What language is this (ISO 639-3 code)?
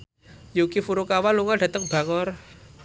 jav